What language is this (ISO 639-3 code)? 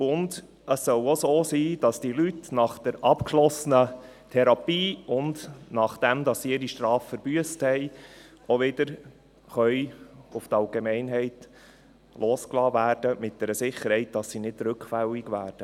gsw